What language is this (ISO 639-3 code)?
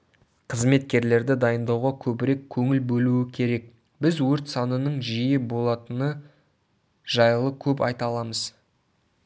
kaz